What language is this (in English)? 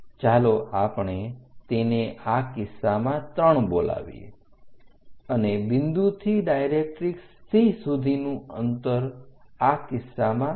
Gujarati